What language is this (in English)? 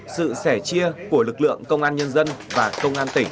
Vietnamese